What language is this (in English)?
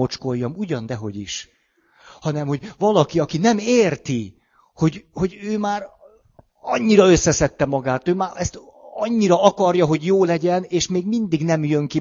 Hungarian